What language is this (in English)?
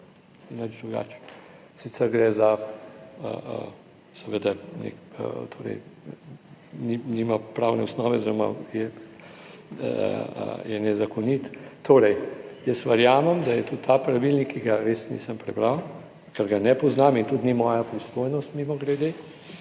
Slovenian